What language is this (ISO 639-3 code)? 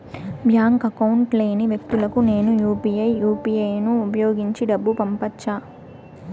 tel